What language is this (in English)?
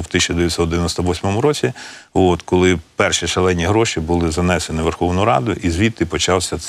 Ukrainian